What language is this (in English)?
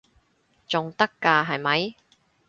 Cantonese